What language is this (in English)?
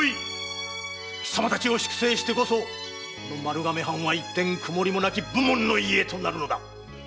Japanese